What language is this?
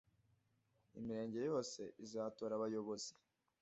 Kinyarwanda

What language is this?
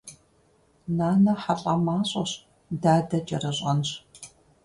Kabardian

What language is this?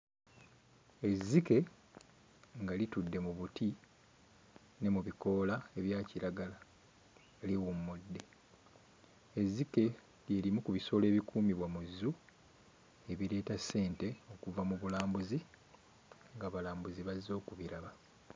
Ganda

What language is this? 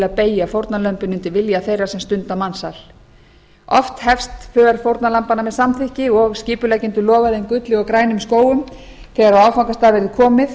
Icelandic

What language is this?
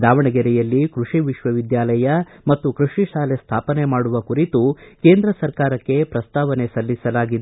Kannada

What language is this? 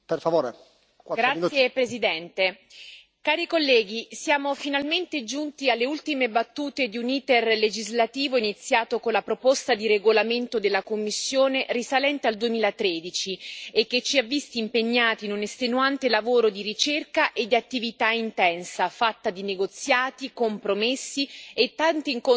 Italian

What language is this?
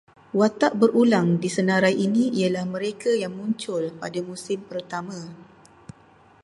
Malay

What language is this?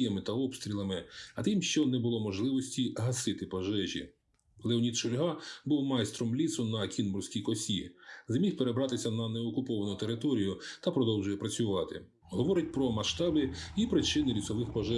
Ukrainian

